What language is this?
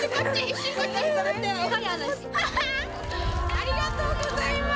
Japanese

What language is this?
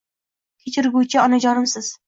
Uzbek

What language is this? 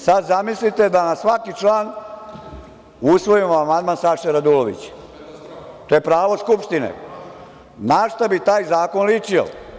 Serbian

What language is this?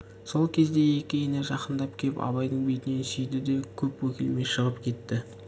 Kazakh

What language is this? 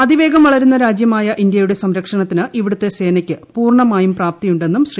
Malayalam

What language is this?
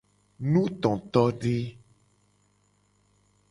Gen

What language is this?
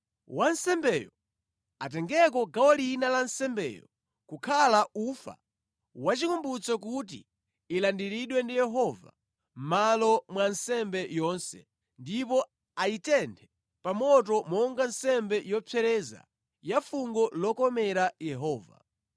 Nyanja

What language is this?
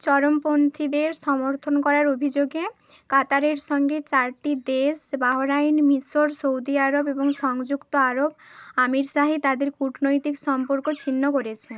Bangla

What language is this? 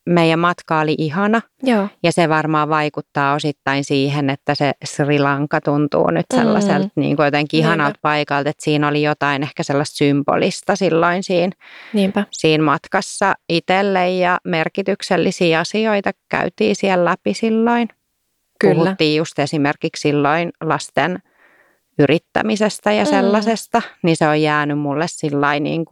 Finnish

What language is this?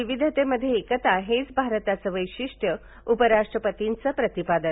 Marathi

